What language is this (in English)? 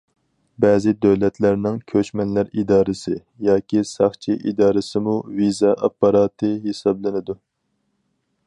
Uyghur